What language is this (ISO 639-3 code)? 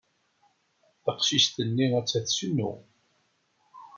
kab